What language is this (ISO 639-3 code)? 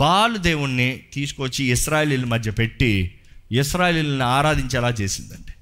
tel